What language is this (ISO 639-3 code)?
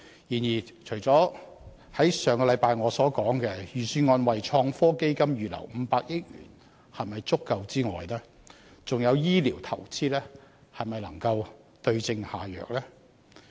yue